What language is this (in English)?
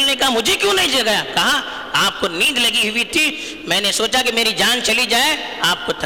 Urdu